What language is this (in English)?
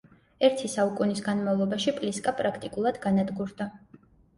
Georgian